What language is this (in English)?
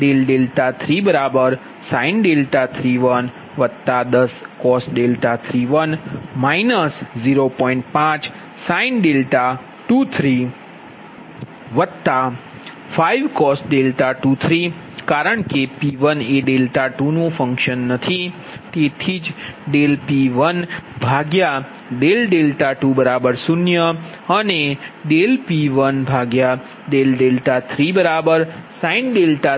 Gujarati